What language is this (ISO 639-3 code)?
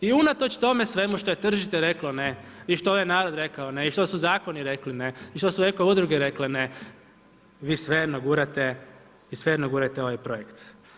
hrv